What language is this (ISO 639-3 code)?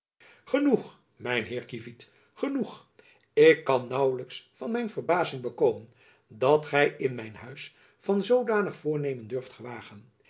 nld